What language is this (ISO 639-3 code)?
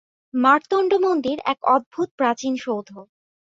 ben